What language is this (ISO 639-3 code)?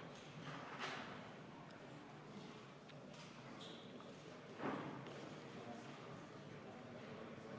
est